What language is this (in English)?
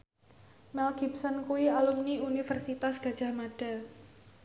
Javanese